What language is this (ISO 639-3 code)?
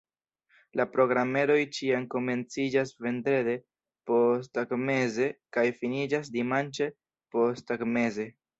epo